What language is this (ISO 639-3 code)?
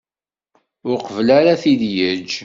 kab